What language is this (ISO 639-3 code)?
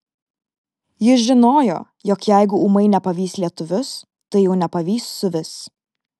lit